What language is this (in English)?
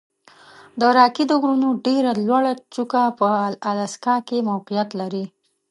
Pashto